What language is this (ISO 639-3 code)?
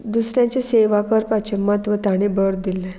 kok